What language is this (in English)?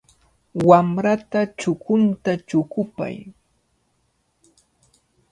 Cajatambo North Lima Quechua